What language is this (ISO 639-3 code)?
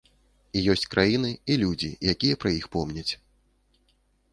bel